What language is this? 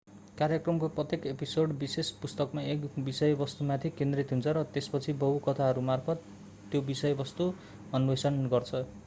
Nepali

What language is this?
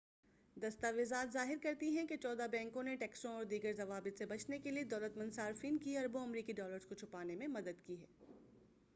Urdu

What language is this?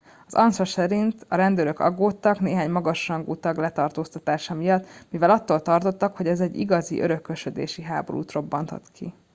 Hungarian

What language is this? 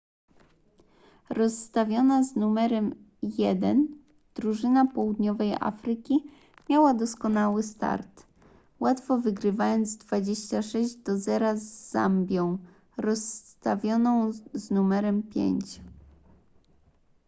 Polish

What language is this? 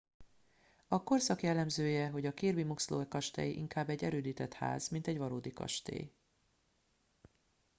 Hungarian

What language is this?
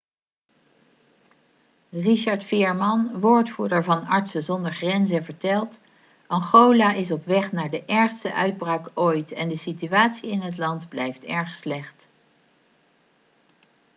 Dutch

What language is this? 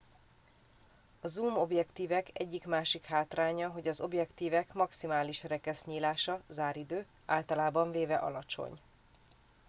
Hungarian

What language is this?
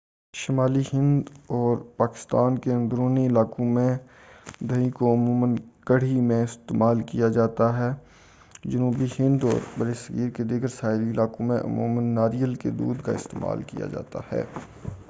Urdu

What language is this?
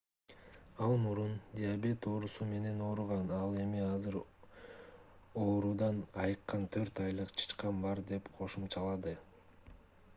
Kyrgyz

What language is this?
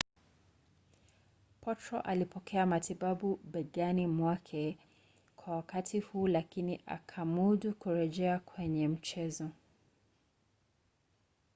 Swahili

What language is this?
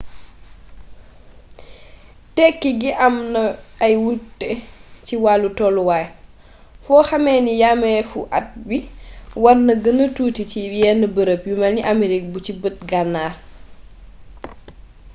Wolof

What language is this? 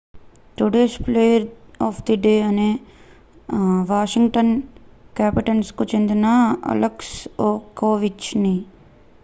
Telugu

